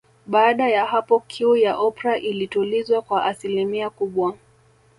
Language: Swahili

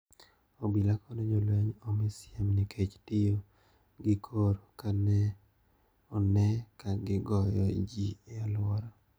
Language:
Luo (Kenya and Tanzania)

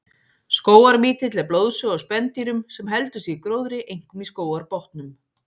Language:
Icelandic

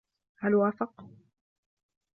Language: Arabic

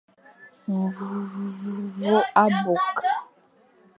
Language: Fang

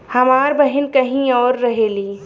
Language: Bhojpuri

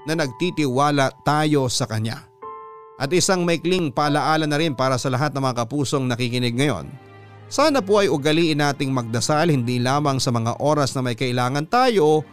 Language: Filipino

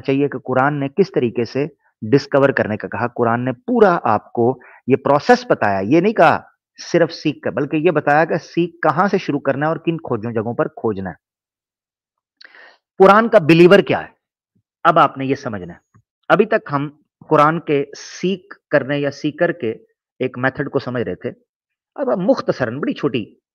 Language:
Hindi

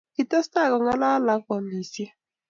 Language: Kalenjin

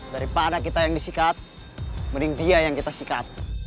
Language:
Indonesian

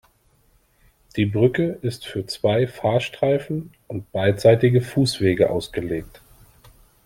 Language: German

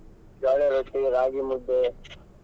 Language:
Kannada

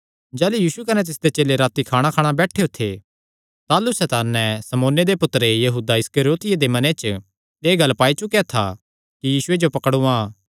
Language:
Kangri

